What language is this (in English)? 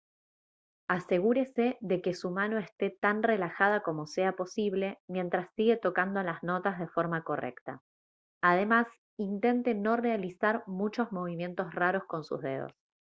Spanish